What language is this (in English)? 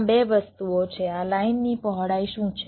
Gujarati